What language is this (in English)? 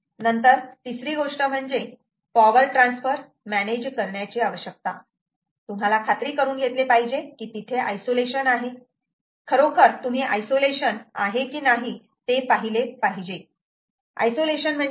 Marathi